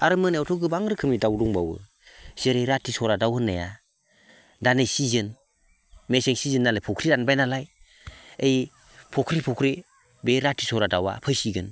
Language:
Bodo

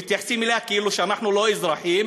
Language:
Hebrew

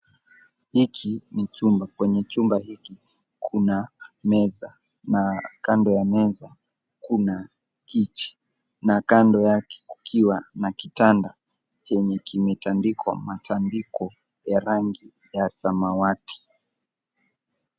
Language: Swahili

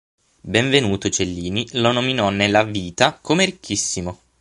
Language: Italian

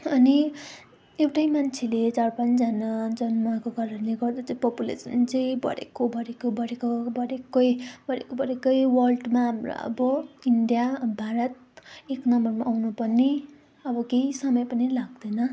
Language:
Nepali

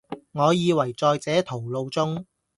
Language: Cantonese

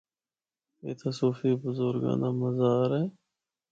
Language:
Northern Hindko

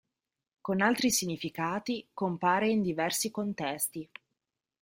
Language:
Italian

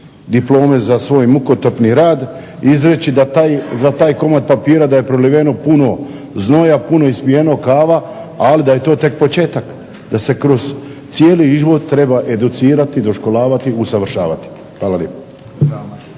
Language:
Croatian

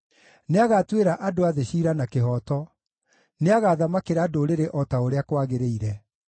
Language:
Kikuyu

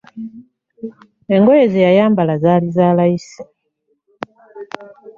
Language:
Ganda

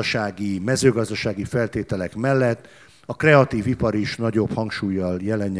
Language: Hungarian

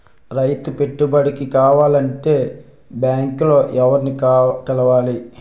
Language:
Telugu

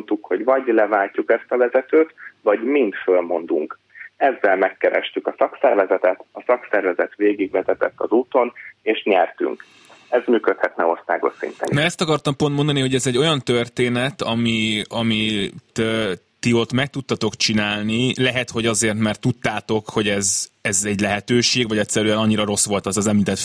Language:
Hungarian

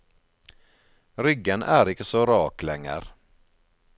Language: Norwegian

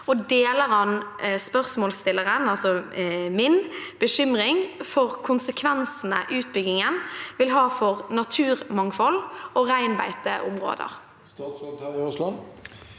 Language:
Norwegian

